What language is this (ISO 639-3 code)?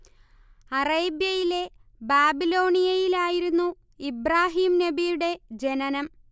mal